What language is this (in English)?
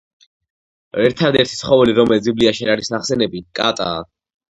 Georgian